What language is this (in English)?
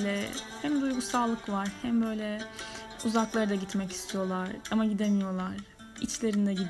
Turkish